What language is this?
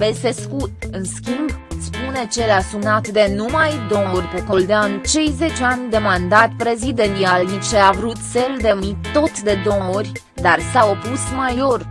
Romanian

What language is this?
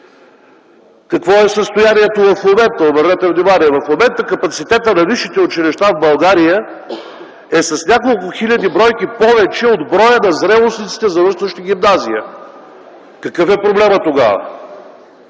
Bulgarian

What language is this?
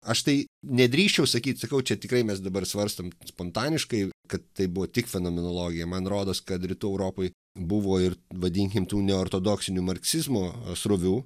Lithuanian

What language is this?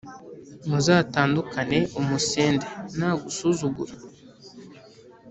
Kinyarwanda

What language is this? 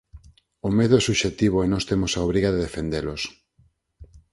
Galician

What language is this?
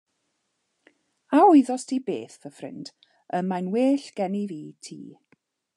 Welsh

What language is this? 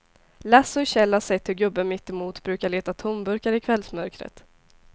Swedish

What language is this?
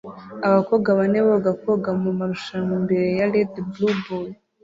Kinyarwanda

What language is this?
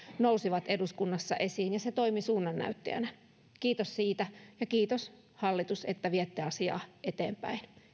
Finnish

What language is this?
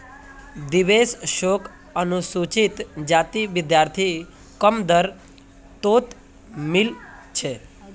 Magahi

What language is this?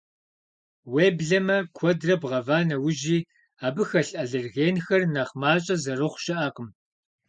Kabardian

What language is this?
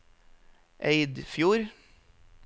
Norwegian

